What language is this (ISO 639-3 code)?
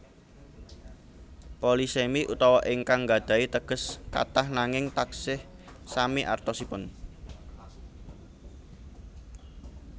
jav